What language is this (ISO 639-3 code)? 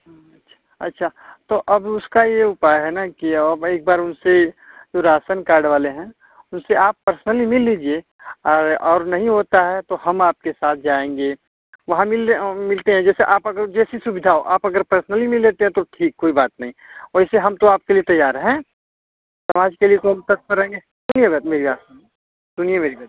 hin